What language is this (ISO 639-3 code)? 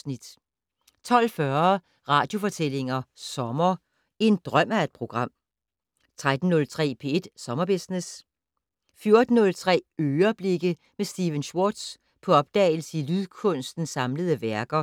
dan